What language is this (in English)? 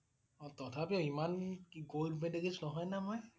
Assamese